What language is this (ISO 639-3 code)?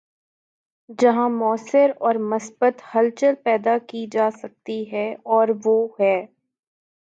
urd